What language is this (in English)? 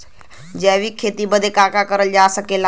Bhojpuri